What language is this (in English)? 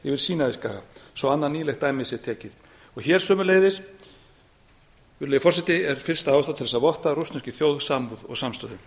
Icelandic